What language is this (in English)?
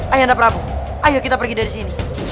Indonesian